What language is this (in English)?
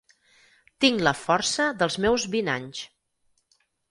Catalan